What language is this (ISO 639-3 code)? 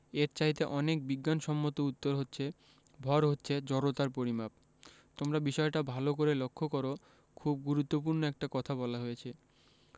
ben